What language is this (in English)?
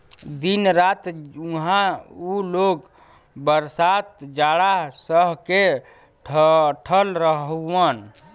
Bhojpuri